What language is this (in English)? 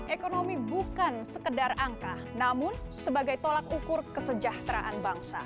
Indonesian